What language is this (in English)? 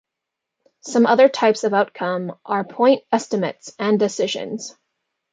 English